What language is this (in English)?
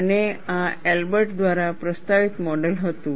Gujarati